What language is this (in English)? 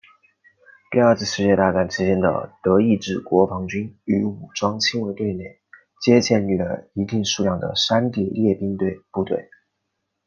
Chinese